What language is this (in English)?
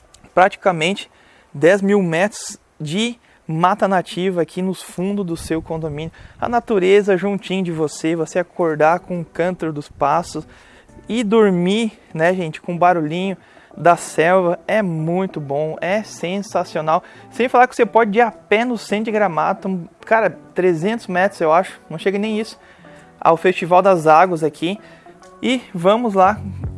Portuguese